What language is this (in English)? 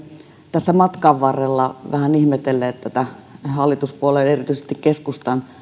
Finnish